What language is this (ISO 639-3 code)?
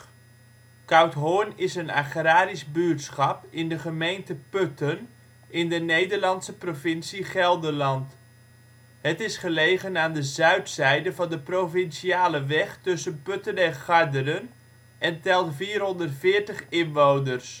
nld